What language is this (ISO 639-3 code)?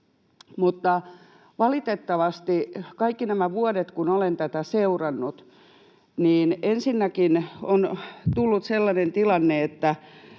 fin